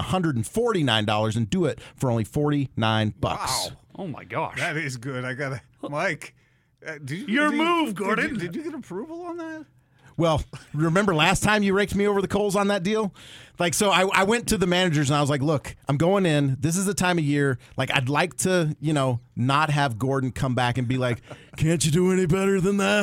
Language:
English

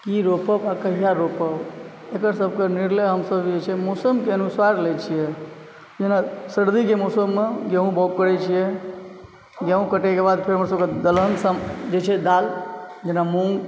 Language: Maithili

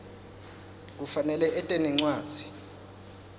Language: Swati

